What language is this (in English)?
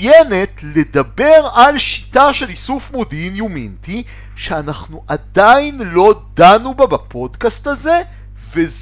Hebrew